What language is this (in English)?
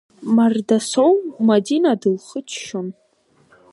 Abkhazian